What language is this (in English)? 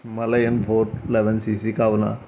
Telugu